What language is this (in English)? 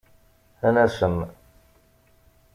Kabyle